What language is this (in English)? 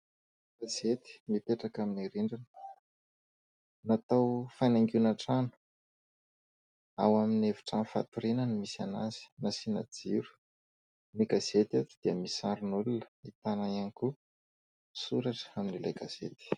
Malagasy